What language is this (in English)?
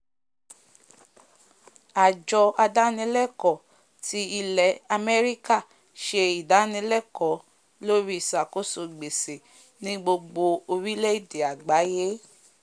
Yoruba